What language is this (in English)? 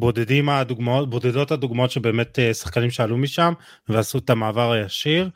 Hebrew